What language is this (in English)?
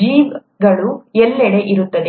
Kannada